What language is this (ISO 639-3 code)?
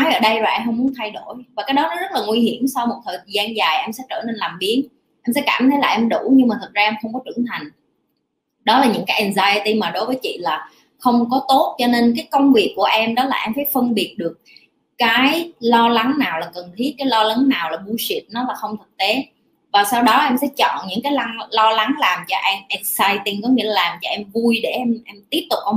vie